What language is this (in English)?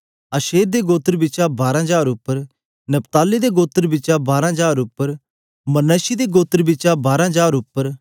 Dogri